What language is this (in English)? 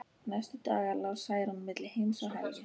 Icelandic